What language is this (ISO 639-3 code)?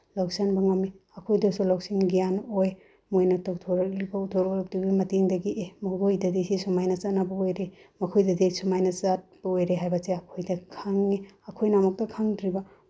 mni